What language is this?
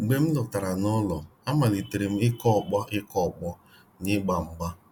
Igbo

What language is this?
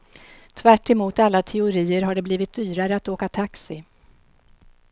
Swedish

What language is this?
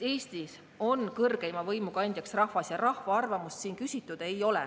Estonian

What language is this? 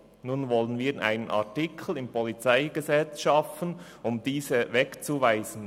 Swiss German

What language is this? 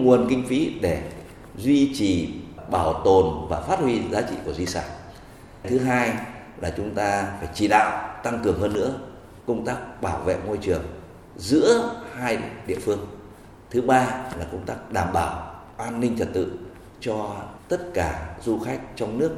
Vietnamese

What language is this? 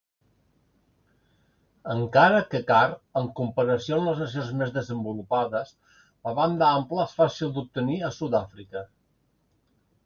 Catalan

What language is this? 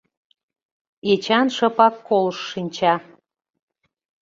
Mari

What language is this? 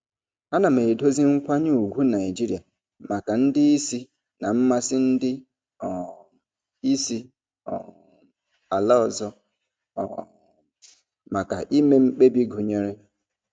Igbo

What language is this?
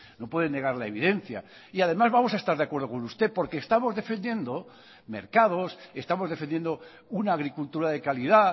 Spanish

